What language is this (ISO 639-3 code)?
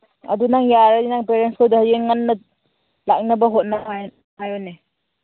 mni